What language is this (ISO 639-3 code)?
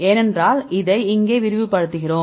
tam